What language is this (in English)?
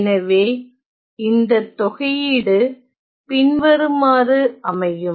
Tamil